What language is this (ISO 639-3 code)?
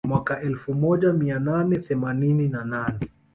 swa